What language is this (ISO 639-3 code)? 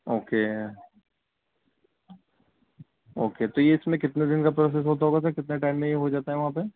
urd